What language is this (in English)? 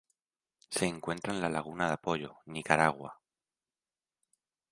Spanish